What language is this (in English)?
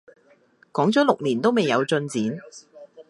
Cantonese